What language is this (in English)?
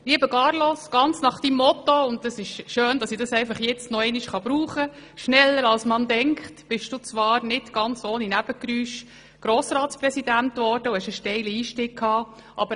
Swiss German